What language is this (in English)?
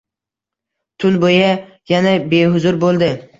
Uzbek